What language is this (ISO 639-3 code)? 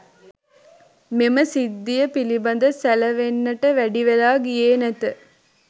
sin